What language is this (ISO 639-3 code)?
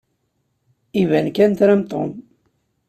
kab